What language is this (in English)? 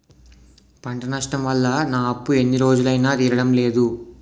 Telugu